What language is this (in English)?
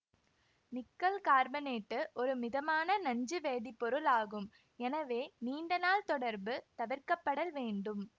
Tamil